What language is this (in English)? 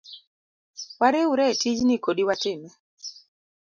Luo (Kenya and Tanzania)